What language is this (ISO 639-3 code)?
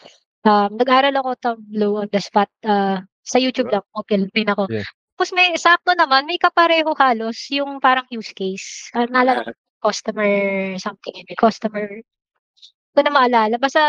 fil